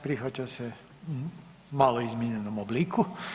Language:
Croatian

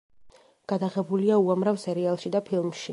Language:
Georgian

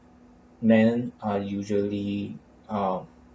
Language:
English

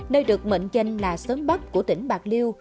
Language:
Vietnamese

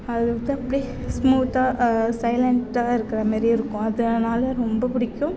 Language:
Tamil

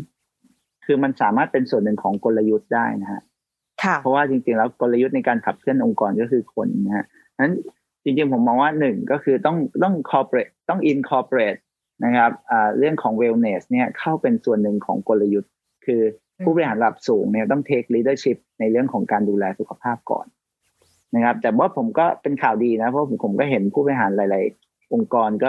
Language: Thai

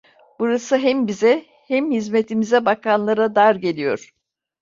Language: Turkish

